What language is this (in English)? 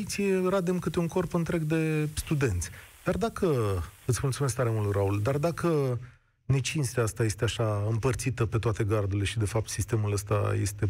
Romanian